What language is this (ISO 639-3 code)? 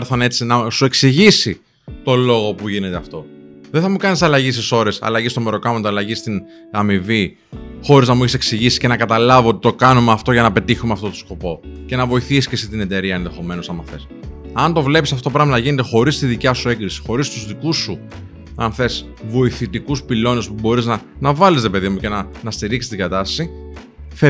ell